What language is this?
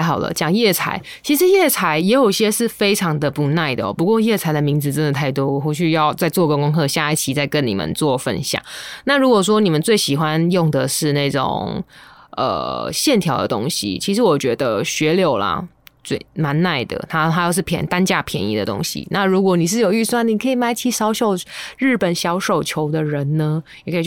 Chinese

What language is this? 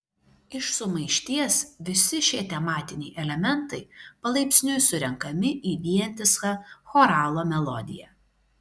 Lithuanian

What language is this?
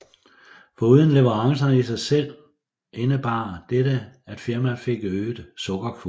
Danish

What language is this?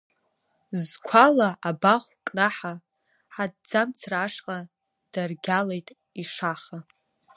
Abkhazian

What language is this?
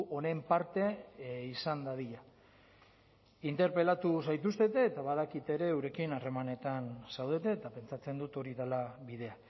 Basque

